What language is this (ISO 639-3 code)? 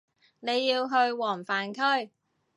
yue